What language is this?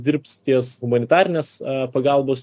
Lithuanian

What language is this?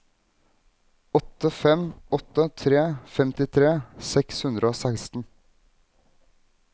Norwegian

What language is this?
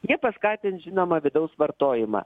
Lithuanian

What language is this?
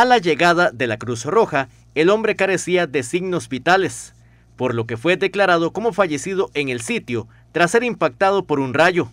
Spanish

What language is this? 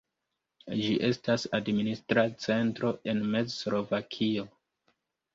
Esperanto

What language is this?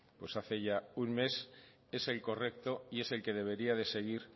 Spanish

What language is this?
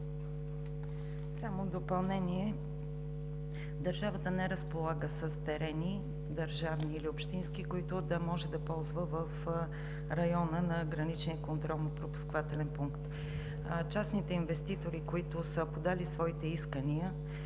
Bulgarian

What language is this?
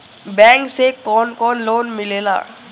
Bhojpuri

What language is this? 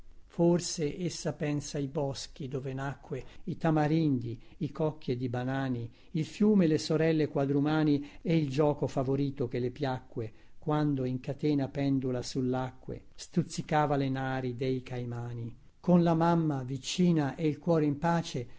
Italian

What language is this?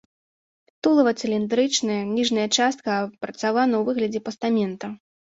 Belarusian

